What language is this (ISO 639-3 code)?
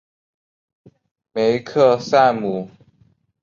zho